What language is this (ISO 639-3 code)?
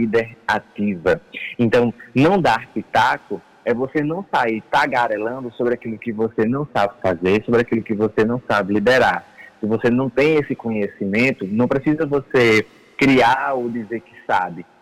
por